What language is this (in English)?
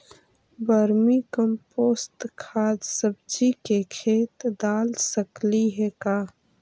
Magahi